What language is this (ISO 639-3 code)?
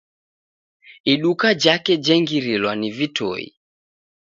dav